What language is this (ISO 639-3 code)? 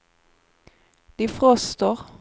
swe